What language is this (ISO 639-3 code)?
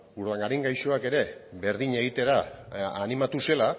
eus